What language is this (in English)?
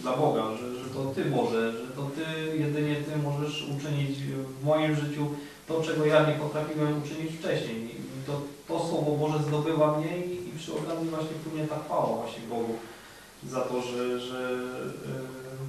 Polish